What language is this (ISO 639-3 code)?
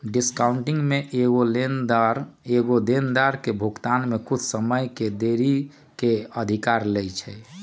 mag